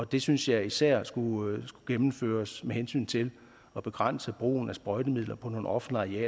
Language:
Danish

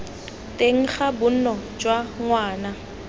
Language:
Tswana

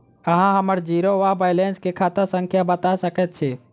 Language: Maithili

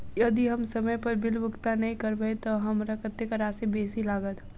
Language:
Maithili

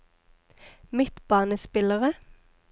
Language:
Norwegian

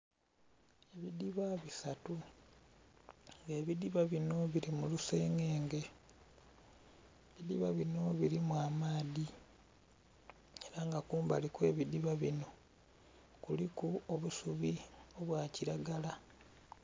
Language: Soga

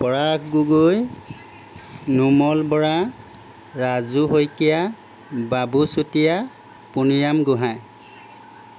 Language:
Assamese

